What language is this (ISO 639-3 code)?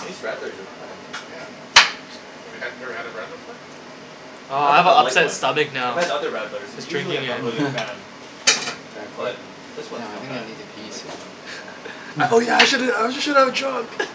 eng